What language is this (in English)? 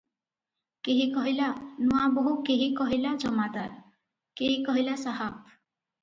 Odia